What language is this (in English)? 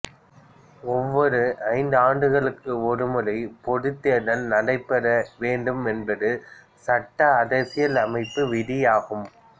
Tamil